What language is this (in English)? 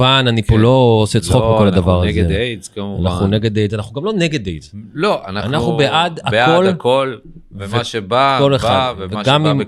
Hebrew